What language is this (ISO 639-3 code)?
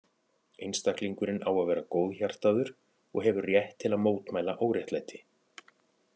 isl